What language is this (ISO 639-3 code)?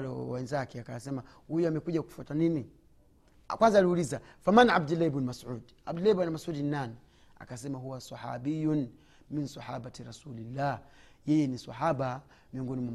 swa